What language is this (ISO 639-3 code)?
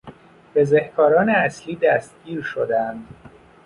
fas